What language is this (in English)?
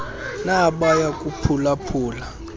Xhosa